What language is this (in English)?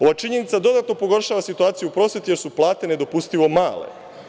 Serbian